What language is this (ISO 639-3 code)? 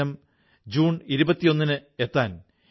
mal